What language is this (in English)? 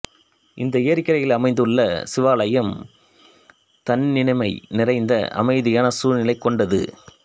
Tamil